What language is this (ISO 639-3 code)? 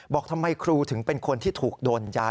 tha